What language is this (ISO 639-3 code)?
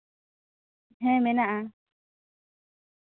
sat